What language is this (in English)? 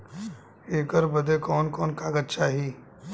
Bhojpuri